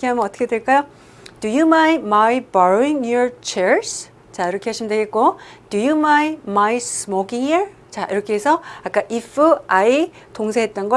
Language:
Korean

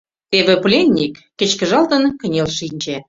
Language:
Mari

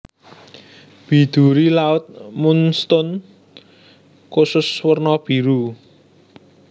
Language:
Javanese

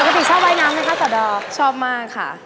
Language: Thai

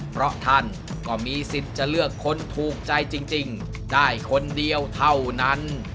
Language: Thai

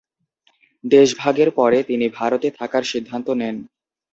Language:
Bangla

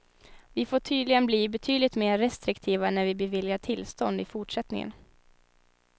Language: Swedish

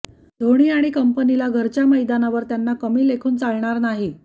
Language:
Marathi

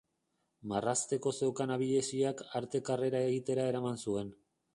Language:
Basque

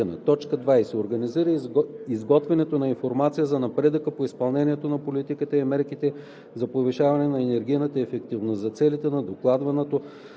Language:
Bulgarian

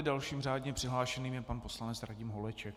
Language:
Czech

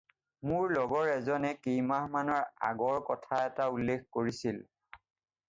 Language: Assamese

